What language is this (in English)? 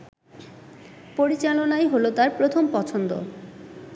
Bangla